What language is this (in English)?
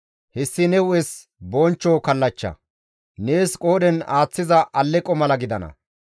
Gamo